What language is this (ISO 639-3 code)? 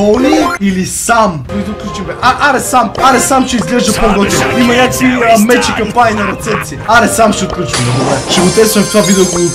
bul